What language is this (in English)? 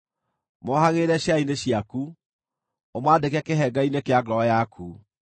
Kikuyu